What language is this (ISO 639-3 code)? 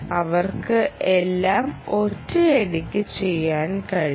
mal